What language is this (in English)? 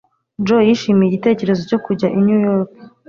Kinyarwanda